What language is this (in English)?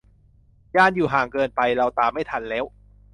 Thai